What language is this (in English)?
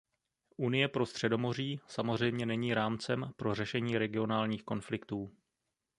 Czech